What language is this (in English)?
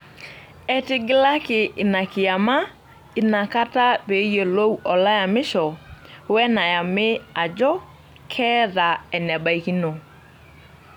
Masai